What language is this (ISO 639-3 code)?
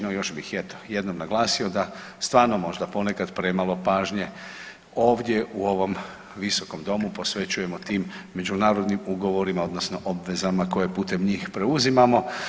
hrv